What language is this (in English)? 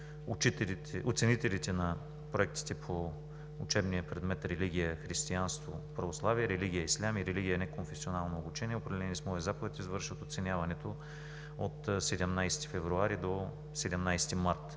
Bulgarian